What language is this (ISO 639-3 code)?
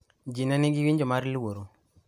luo